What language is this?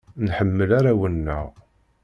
Kabyle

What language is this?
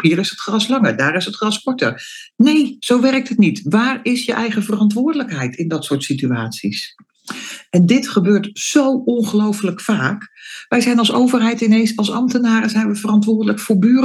Dutch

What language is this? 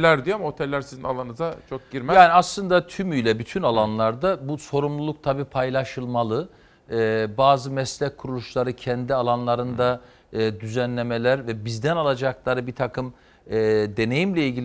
Turkish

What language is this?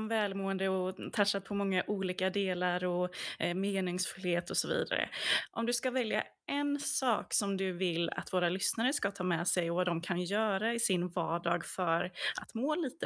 Swedish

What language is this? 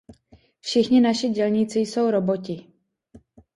Czech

